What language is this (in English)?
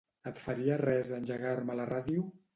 Catalan